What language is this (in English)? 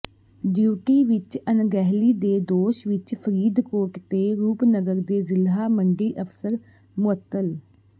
Punjabi